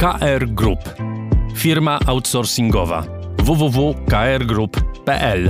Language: Polish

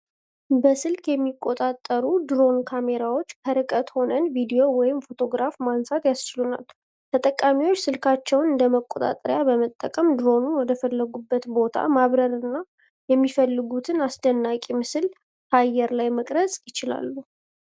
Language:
Amharic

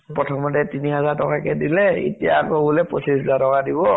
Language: Assamese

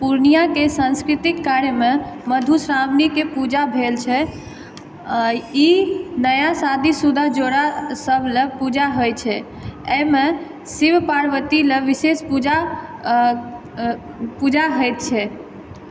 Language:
Maithili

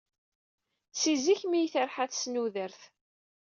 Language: Kabyle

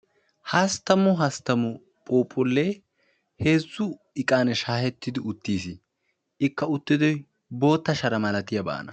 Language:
Wolaytta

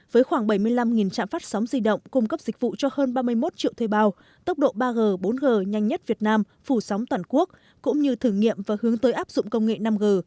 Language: Vietnamese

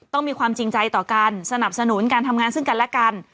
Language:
Thai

